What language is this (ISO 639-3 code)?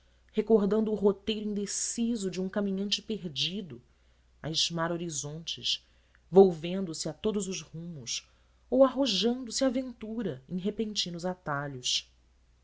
por